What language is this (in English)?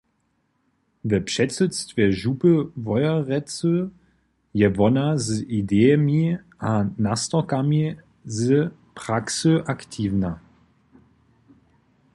Upper Sorbian